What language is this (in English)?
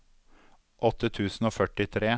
Norwegian